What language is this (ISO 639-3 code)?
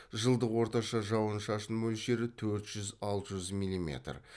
kaz